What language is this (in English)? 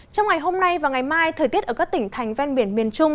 Vietnamese